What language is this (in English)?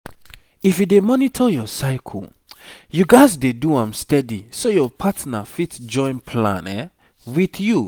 Nigerian Pidgin